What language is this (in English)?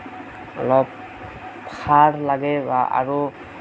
Assamese